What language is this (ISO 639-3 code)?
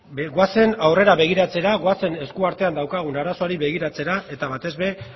eus